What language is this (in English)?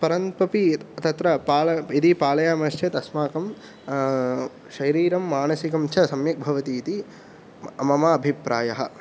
Sanskrit